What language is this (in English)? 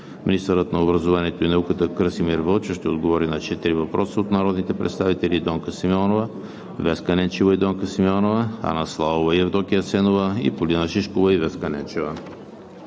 Bulgarian